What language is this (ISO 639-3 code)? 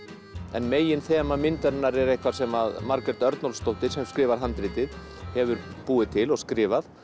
isl